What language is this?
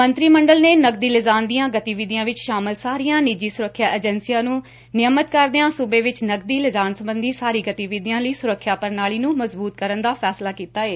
Punjabi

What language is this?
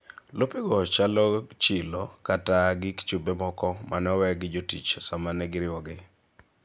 Luo (Kenya and Tanzania)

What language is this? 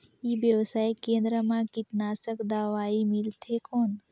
Chhattisgarhi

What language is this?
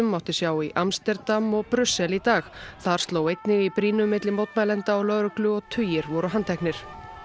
Icelandic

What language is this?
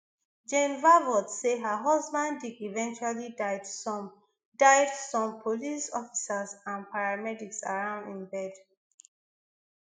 Nigerian Pidgin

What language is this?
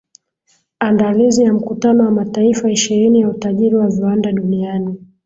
Swahili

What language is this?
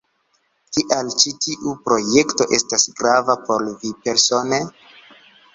Esperanto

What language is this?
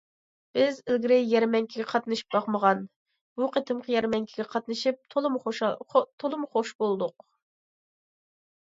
Uyghur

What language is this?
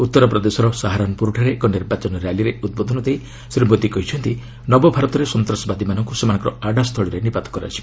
Odia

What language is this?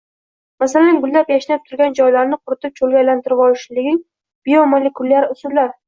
Uzbek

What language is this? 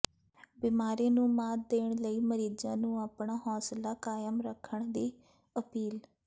Punjabi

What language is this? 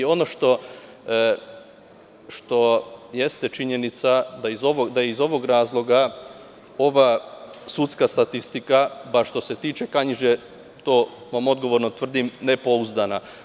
Serbian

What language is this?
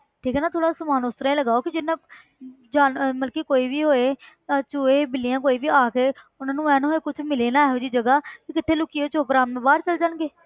Punjabi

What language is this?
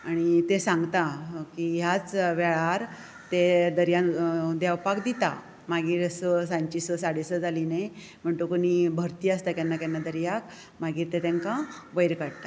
Konkani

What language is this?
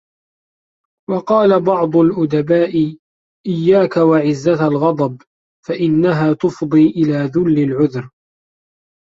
Arabic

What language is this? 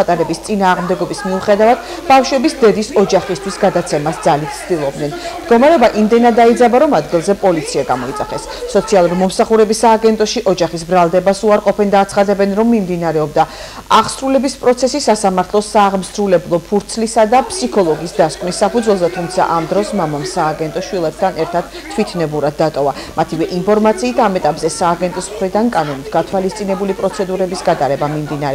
Georgian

